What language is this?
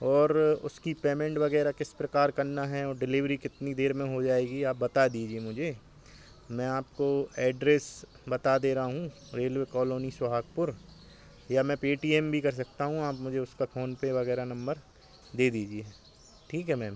Hindi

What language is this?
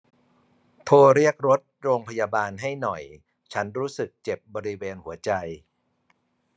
Thai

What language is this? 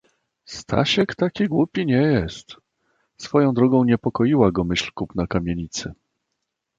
Polish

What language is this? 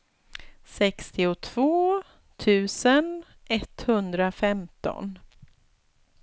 Swedish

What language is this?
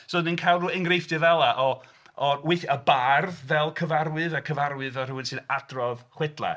Welsh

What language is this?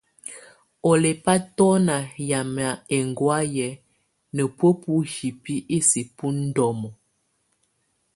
Tunen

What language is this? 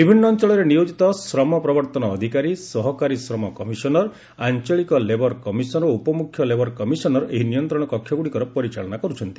Odia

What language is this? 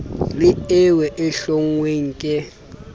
Southern Sotho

